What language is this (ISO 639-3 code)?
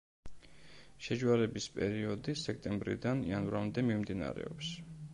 kat